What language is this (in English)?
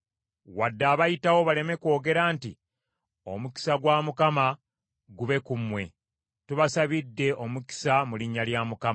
Ganda